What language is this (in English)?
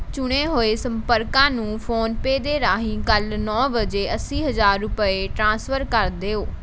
Punjabi